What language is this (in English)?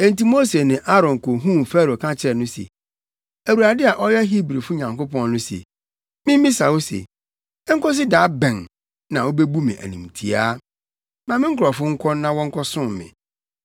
Akan